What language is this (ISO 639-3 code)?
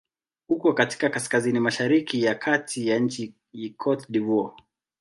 swa